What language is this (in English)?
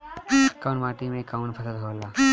Bhojpuri